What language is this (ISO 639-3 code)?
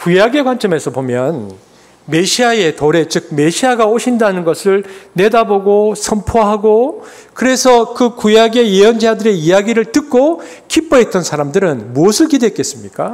kor